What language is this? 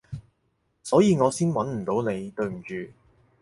Cantonese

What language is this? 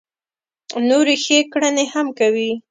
Pashto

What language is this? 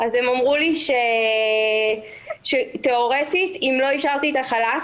Hebrew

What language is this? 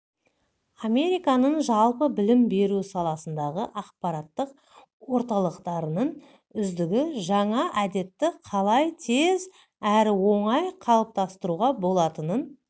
Kazakh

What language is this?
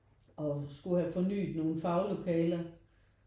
Danish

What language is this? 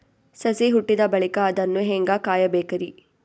Kannada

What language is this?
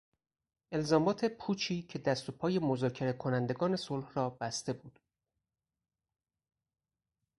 Persian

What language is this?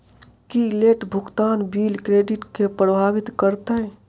Maithili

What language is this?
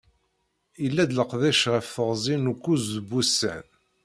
Kabyle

